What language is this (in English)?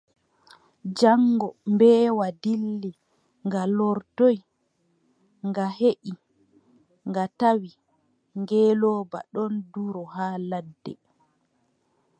Adamawa Fulfulde